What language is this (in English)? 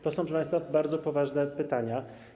Polish